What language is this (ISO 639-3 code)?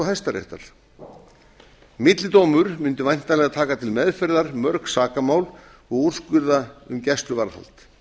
isl